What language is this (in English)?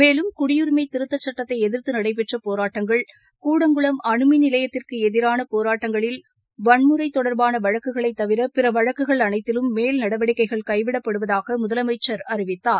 Tamil